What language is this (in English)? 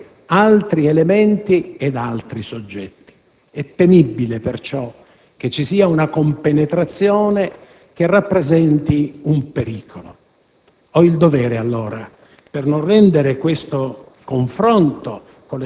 Italian